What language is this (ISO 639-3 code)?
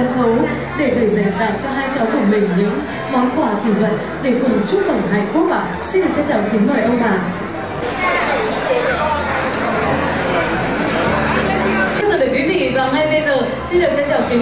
vie